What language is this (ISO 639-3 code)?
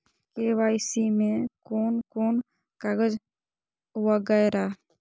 mai